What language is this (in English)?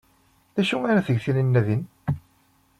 Kabyle